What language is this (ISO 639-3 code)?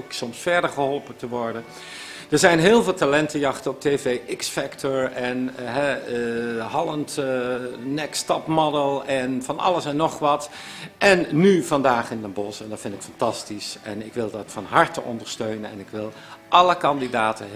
nld